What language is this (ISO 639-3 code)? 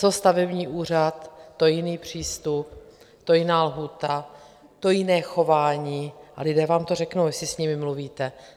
ces